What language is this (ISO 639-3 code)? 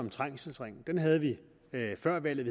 dan